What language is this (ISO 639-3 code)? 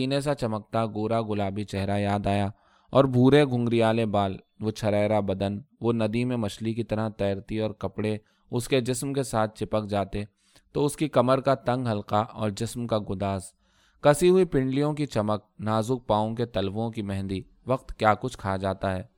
urd